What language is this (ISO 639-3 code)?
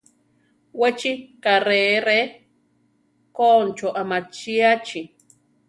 tar